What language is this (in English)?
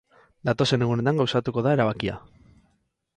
Basque